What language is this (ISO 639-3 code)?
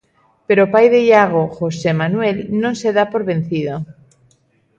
glg